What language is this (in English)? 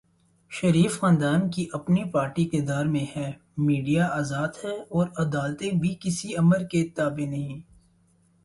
Urdu